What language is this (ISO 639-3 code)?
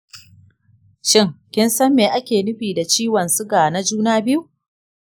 hau